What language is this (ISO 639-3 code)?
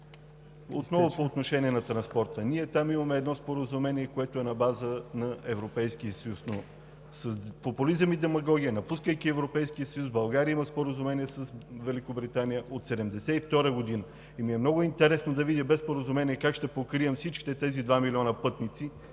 bul